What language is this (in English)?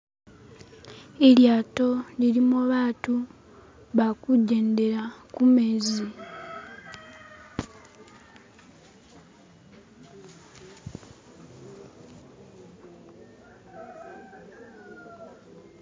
Masaaba